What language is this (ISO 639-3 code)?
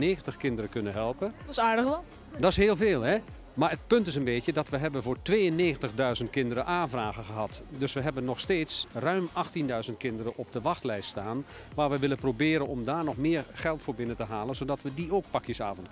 nld